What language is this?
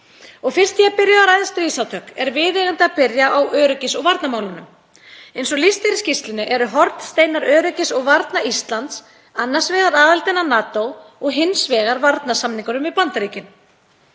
Icelandic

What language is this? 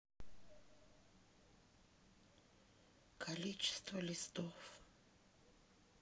Russian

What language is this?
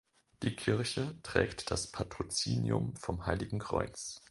German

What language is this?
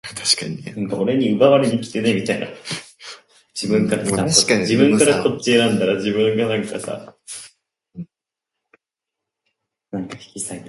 Japanese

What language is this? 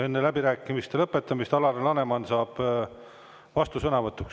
Estonian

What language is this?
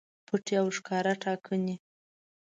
Pashto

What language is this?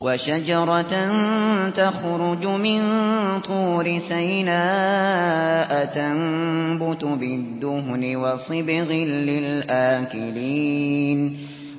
Arabic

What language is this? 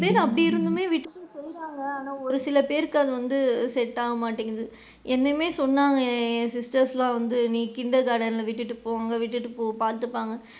Tamil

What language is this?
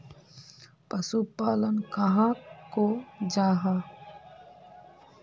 Magahi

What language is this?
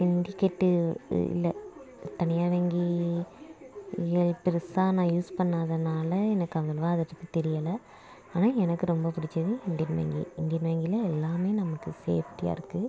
Tamil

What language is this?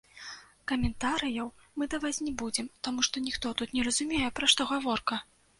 Belarusian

